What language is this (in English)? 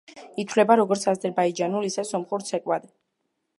Georgian